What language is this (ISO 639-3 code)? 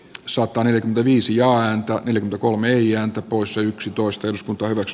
fin